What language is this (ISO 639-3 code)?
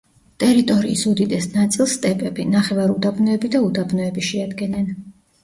kat